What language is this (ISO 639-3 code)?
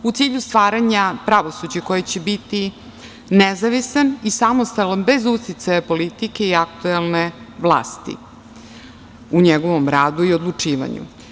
srp